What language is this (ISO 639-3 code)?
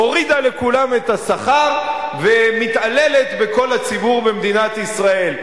heb